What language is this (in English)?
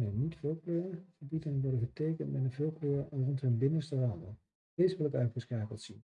Dutch